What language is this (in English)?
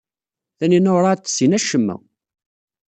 Kabyle